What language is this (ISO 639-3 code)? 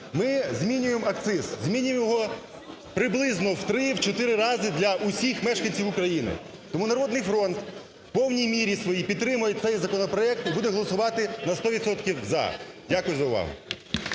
ukr